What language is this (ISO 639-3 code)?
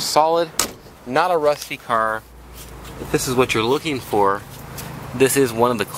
eng